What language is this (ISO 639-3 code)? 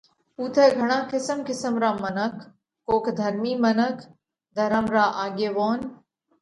kvx